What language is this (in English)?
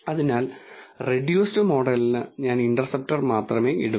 Malayalam